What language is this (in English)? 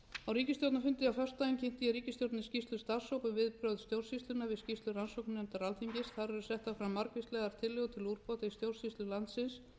Icelandic